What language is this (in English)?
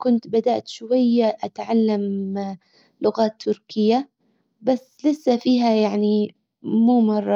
Hijazi Arabic